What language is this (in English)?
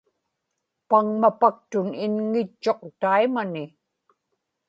Inupiaq